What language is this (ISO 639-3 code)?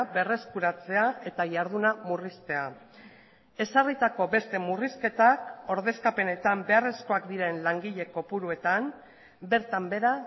eus